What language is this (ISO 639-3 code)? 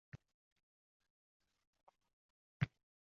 uzb